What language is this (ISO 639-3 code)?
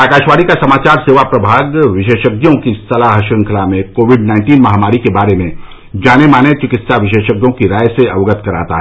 hin